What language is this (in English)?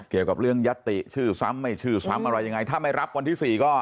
Thai